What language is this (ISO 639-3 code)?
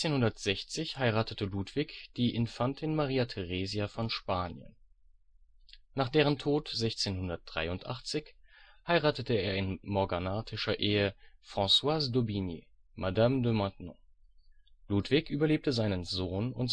deu